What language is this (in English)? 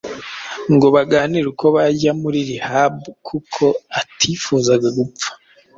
Kinyarwanda